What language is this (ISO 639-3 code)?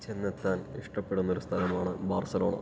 mal